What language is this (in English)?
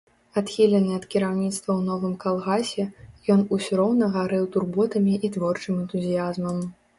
Belarusian